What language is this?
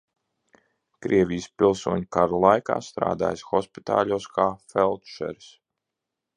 Latvian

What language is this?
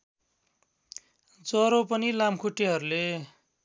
Nepali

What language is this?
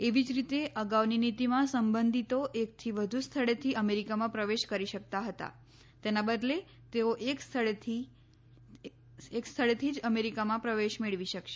Gujarati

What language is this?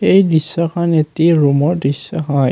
Assamese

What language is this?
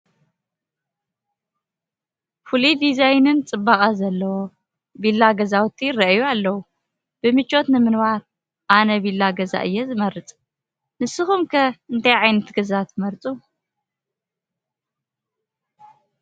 Tigrinya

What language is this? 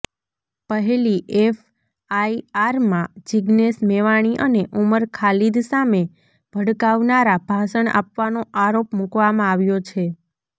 Gujarati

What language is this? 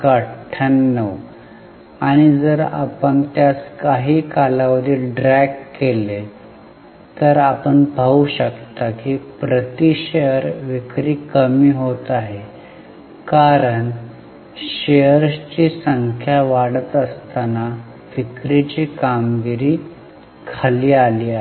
Marathi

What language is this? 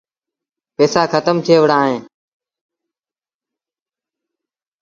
Sindhi Bhil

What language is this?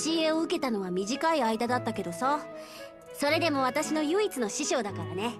Japanese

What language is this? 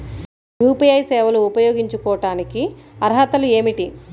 Telugu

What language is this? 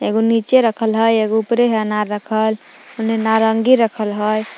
Magahi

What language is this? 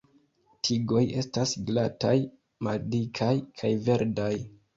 Esperanto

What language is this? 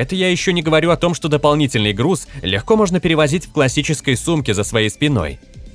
Russian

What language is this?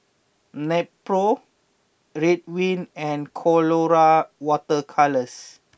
English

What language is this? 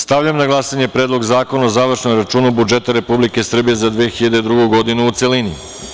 Serbian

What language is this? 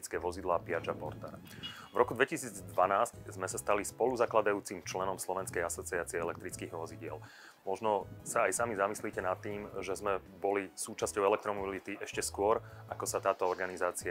Slovak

